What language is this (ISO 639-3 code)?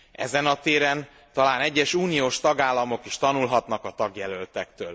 hun